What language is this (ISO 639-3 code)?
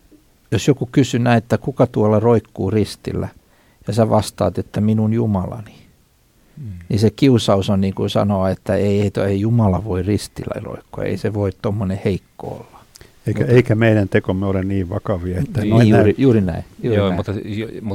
fin